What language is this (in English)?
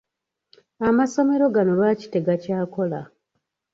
Ganda